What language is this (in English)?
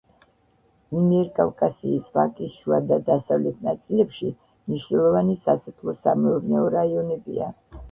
Georgian